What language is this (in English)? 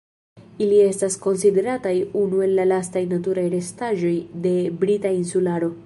Esperanto